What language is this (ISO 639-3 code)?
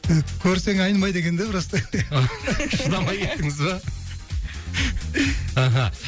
kaz